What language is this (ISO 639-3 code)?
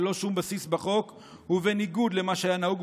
heb